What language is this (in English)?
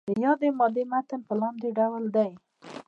Pashto